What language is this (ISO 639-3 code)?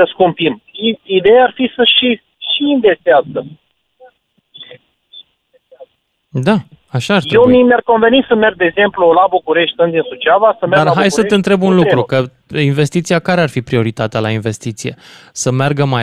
ron